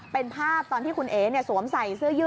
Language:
Thai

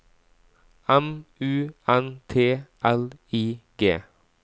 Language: Norwegian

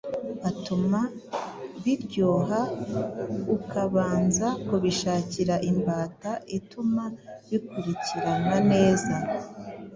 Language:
Kinyarwanda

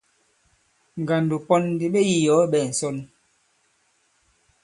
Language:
Bankon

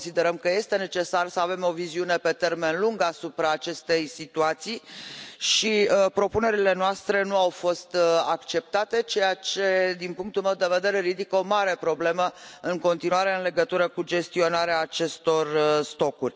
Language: Romanian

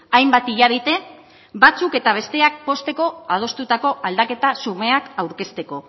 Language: Basque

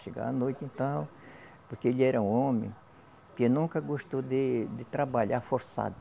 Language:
Portuguese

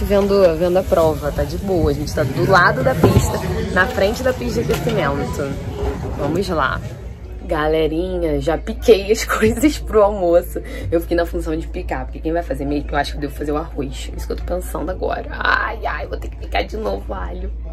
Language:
Portuguese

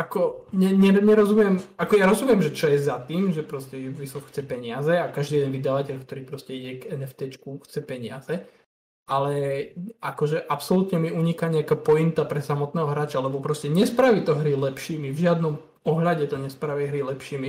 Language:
Slovak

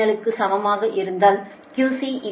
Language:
Tamil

